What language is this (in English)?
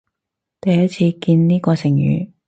Cantonese